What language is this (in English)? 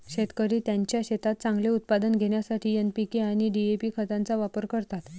Marathi